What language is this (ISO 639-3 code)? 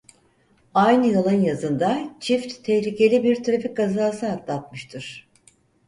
tur